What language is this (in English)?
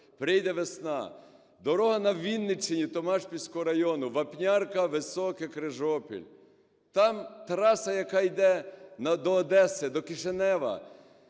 Ukrainian